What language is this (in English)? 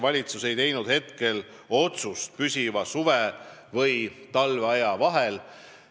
Estonian